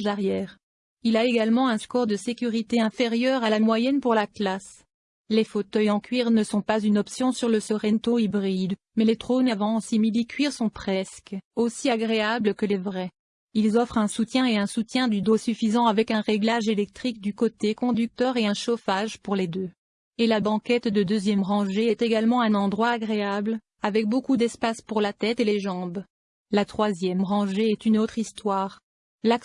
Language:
French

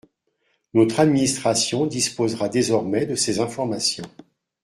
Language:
French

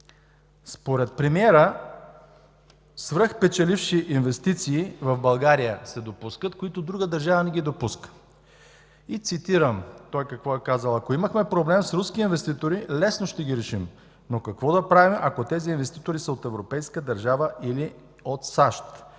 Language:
Bulgarian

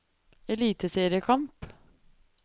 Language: Norwegian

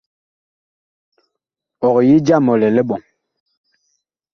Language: Bakoko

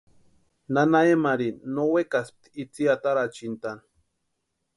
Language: Western Highland Purepecha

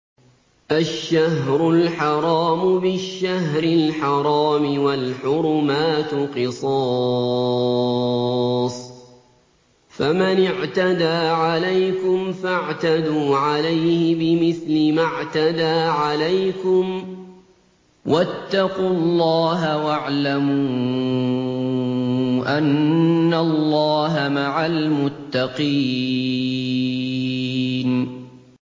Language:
Arabic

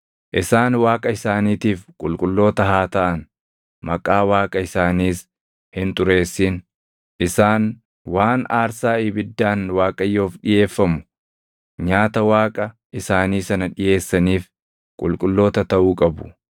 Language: Oromo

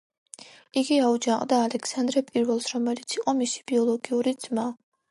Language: Georgian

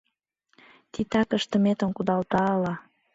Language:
Mari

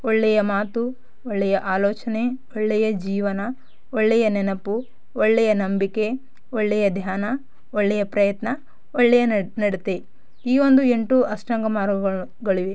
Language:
Kannada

